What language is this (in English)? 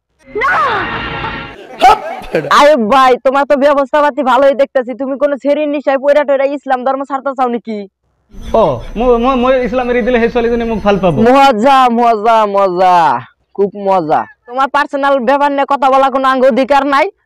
Indonesian